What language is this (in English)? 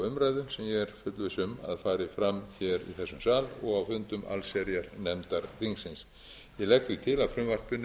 Icelandic